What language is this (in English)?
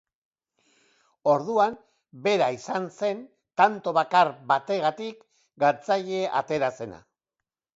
Basque